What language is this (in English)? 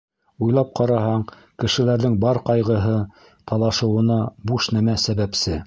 Bashkir